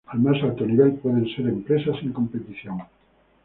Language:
Spanish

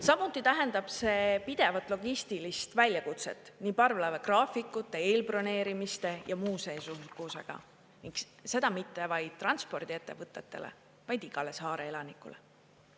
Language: Estonian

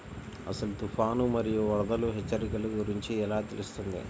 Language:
Telugu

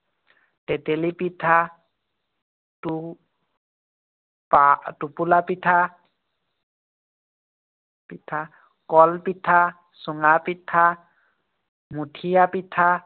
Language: Assamese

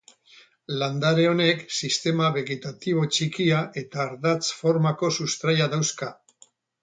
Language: Basque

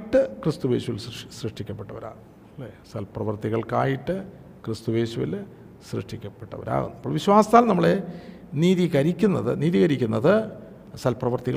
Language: Malayalam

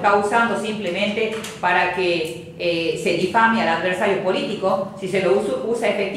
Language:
Spanish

